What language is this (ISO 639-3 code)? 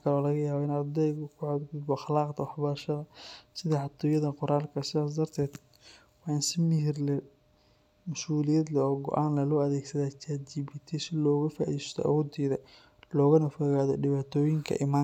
som